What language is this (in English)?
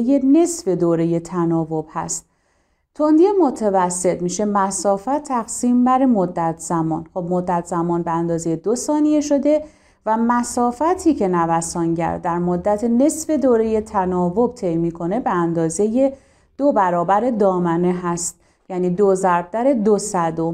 Persian